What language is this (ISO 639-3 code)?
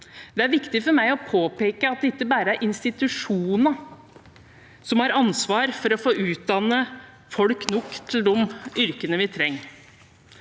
nor